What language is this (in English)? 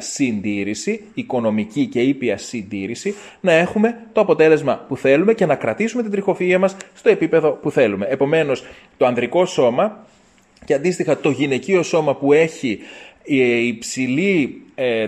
Greek